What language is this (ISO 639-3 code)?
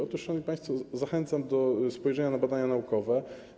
pol